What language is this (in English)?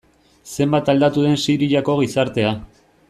Basque